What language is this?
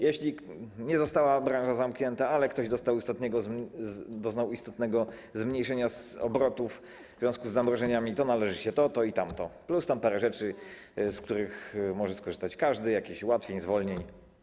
Polish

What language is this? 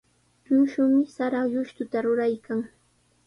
Sihuas Ancash Quechua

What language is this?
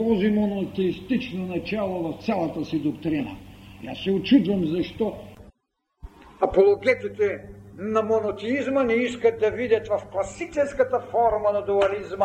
Bulgarian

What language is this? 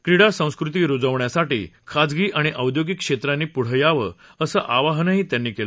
Marathi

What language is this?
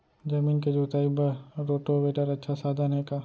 Chhattisgarhi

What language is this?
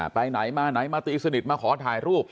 Thai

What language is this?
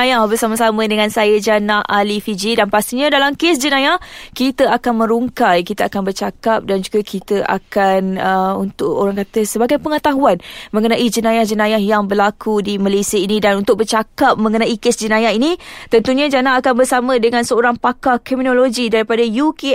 Malay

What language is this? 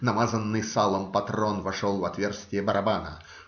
Russian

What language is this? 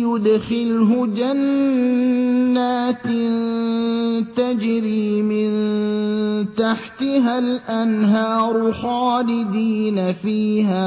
Arabic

